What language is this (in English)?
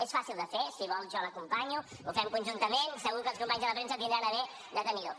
Catalan